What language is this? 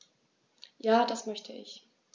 German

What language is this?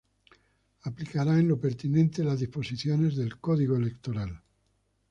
Spanish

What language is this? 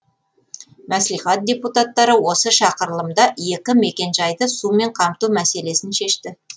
Kazakh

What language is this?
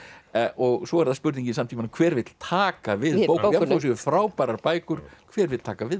Icelandic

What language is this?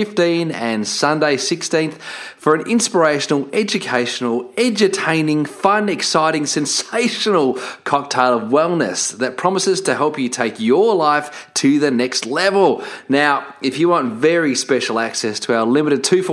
English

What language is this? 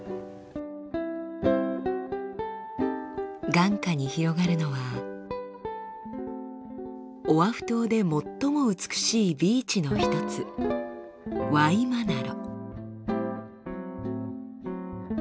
Japanese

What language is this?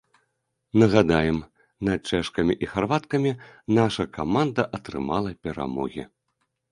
Belarusian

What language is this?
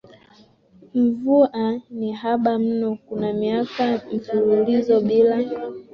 Swahili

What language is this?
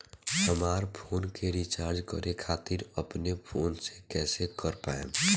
Bhojpuri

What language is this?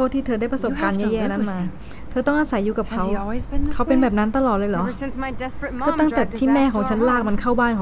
Thai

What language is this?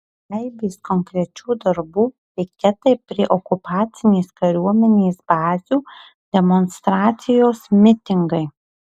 Lithuanian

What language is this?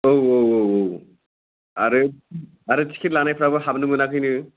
Bodo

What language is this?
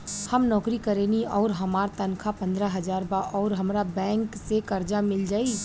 Bhojpuri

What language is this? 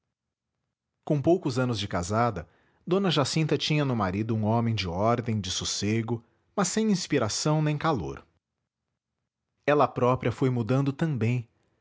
Portuguese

